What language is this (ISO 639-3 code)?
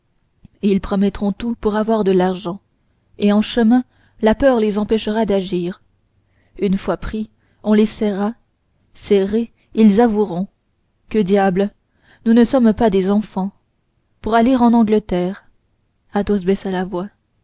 fra